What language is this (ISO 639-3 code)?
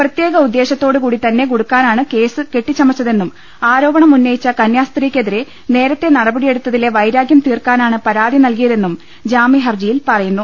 mal